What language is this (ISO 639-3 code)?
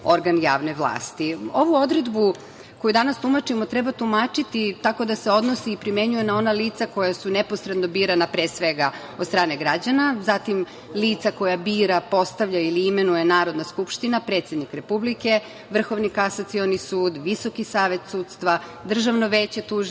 srp